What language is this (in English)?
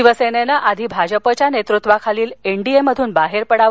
Marathi